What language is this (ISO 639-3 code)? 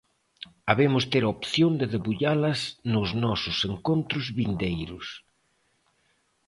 glg